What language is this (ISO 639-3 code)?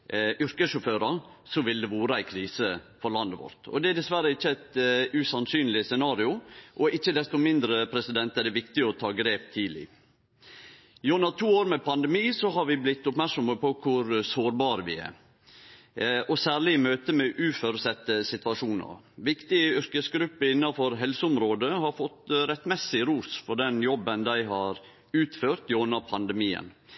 nno